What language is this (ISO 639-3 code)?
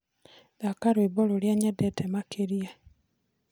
kik